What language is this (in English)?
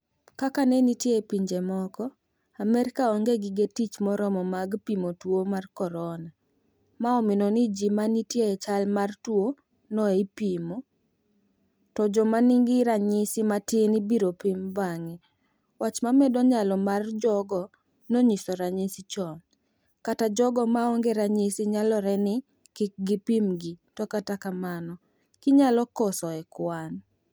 Luo (Kenya and Tanzania)